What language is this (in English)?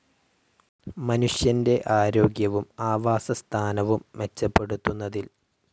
Malayalam